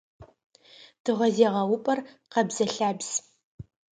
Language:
Adyghe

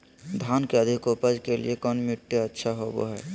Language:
Magahi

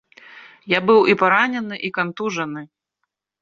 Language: Belarusian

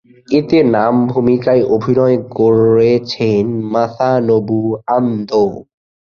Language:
Bangla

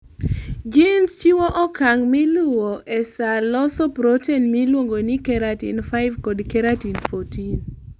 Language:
Luo (Kenya and Tanzania)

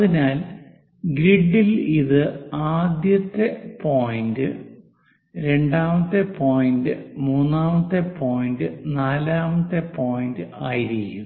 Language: Malayalam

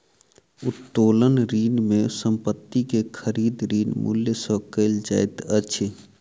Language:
Maithili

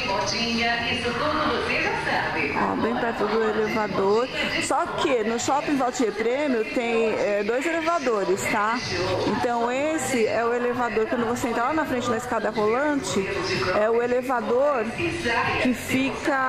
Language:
Portuguese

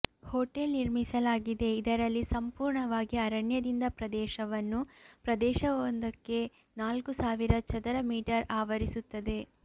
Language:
Kannada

